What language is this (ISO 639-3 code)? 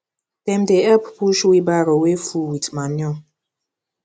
pcm